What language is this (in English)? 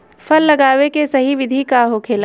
Bhojpuri